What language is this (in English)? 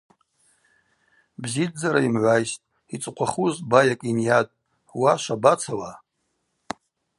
Abaza